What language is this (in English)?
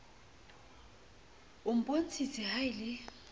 Southern Sotho